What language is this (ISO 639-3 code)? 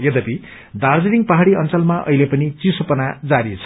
nep